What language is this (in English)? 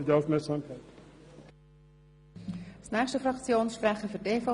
Swiss German